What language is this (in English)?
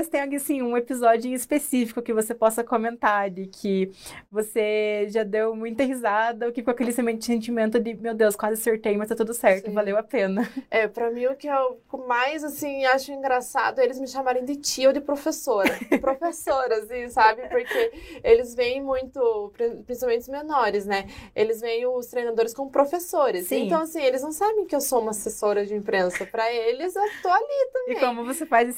Portuguese